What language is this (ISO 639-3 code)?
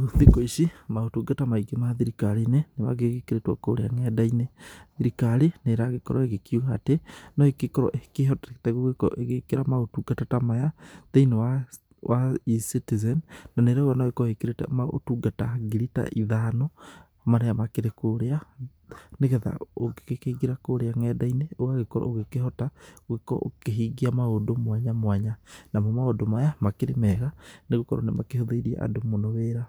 kik